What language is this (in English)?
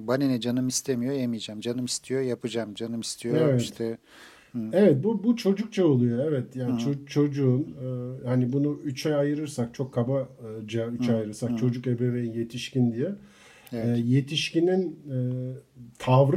Turkish